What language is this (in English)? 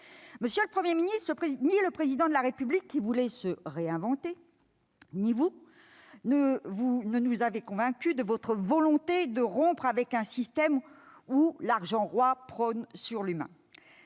French